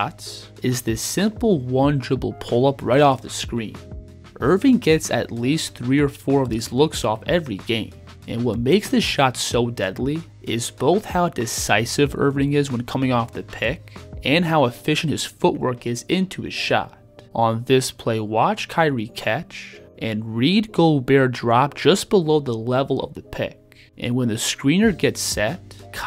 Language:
English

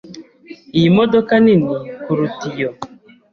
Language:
Kinyarwanda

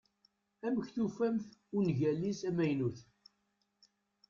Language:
Kabyle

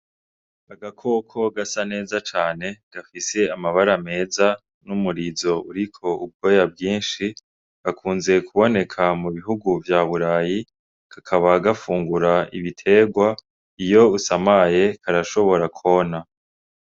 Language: Rundi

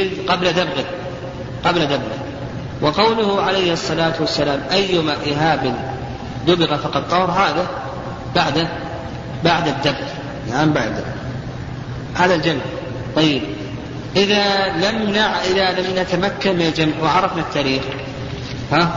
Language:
Arabic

